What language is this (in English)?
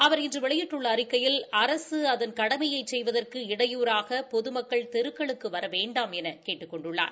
Tamil